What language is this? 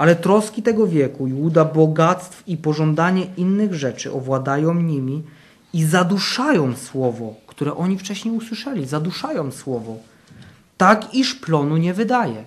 Polish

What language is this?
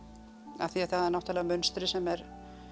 Icelandic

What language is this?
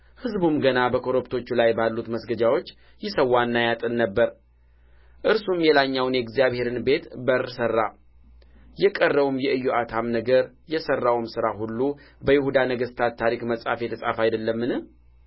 Amharic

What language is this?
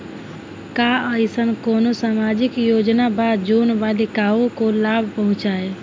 Bhojpuri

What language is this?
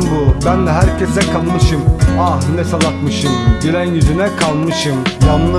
Turkish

